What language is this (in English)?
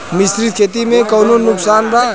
Bhojpuri